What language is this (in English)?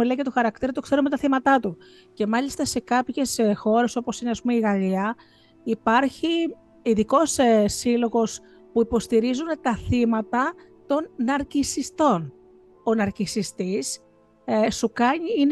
Greek